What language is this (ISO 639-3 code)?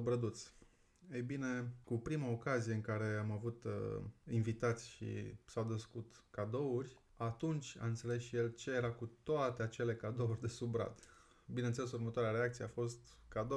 ron